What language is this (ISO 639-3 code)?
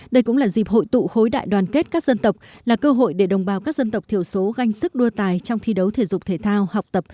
vie